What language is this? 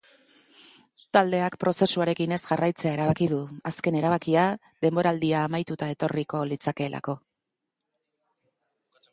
Basque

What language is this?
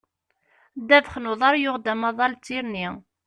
Kabyle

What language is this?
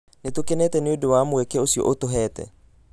Kikuyu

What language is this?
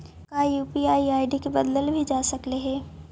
Magahi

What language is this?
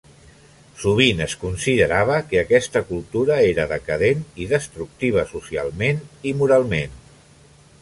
Catalan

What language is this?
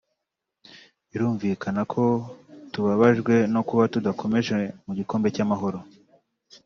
Kinyarwanda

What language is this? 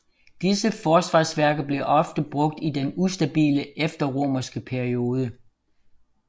Danish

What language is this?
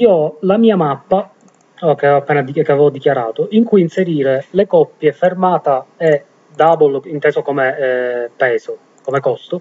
Italian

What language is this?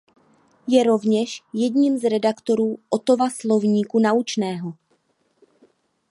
Czech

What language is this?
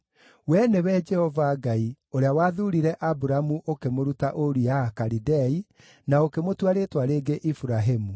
Kikuyu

